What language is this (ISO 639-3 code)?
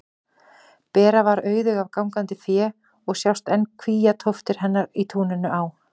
isl